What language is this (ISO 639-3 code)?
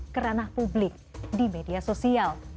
ind